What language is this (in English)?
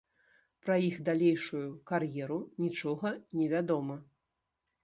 Belarusian